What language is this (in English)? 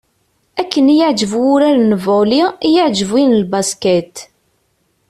Kabyle